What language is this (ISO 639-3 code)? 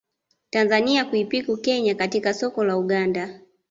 swa